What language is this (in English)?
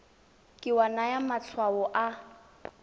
Tswana